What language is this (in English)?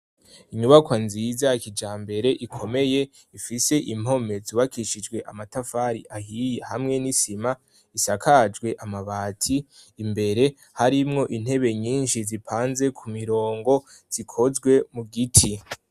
Rundi